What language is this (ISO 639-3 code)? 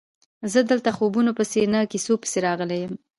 pus